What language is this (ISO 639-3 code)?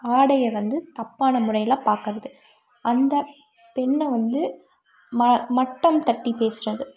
tam